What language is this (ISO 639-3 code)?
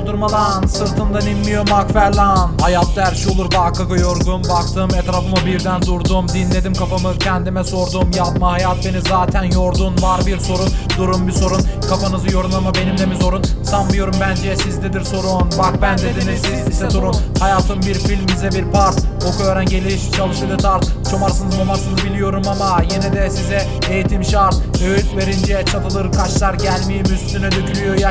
tur